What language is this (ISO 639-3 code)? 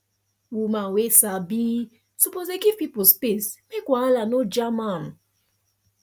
pcm